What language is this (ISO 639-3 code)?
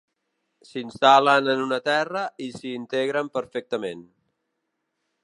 cat